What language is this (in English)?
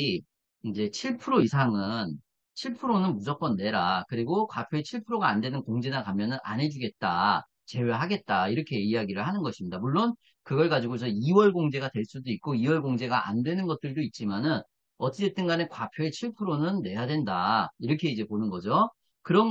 Korean